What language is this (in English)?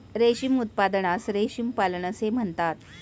Marathi